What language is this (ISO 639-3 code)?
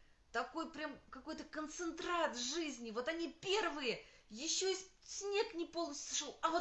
rus